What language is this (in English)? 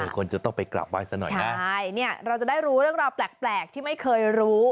Thai